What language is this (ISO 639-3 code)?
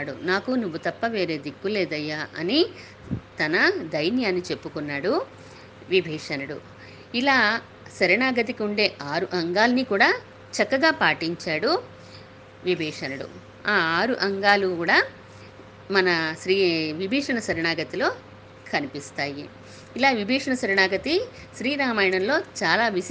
tel